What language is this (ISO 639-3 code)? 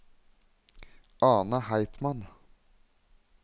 nor